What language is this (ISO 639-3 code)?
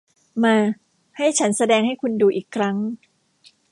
tha